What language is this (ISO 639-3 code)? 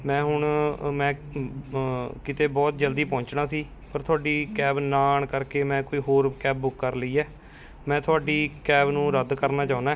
pan